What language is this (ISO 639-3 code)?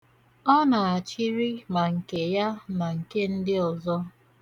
ibo